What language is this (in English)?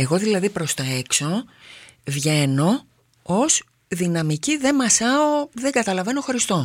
Greek